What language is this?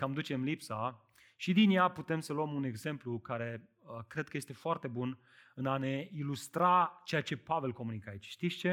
Romanian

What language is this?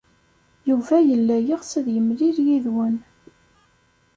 Kabyle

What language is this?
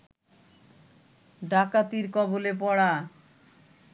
Bangla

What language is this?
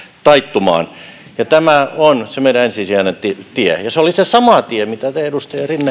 Finnish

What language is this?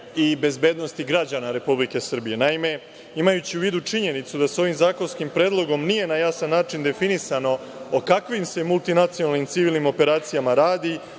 Serbian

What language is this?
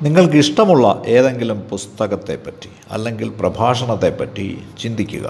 Malayalam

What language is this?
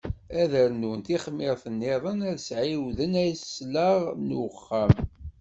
Kabyle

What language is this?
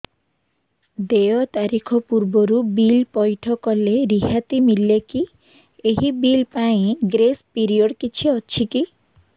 Odia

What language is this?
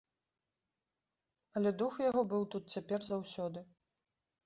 Belarusian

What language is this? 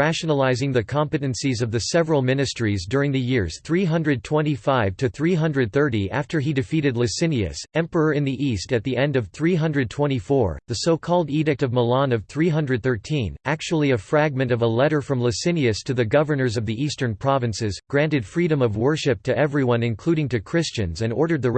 English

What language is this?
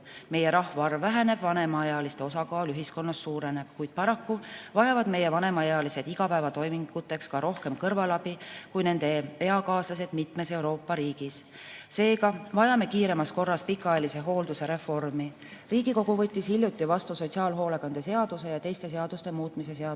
Estonian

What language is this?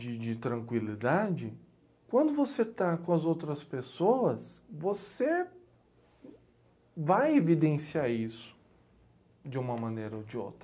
Portuguese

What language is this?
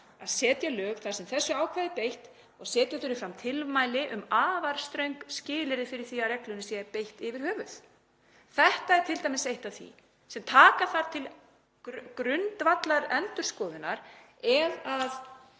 Icelandic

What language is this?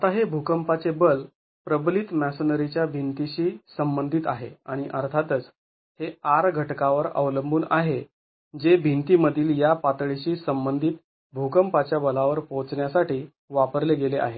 Marathi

